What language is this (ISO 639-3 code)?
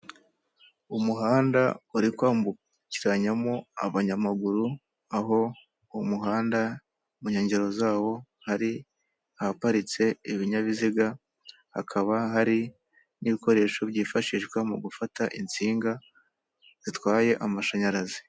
kin